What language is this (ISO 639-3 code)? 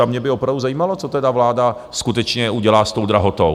ces